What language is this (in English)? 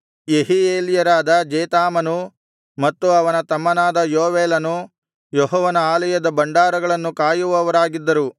Kannada